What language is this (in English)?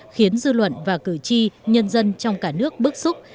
Vietnamese